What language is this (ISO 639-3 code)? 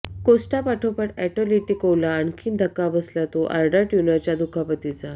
mar